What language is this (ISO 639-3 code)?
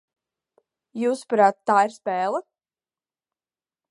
lav